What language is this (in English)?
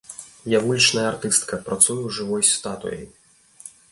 Belarusian